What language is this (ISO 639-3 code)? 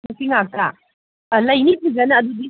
mni